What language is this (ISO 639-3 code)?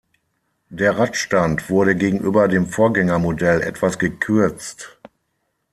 deu